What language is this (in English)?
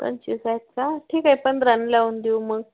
Marathi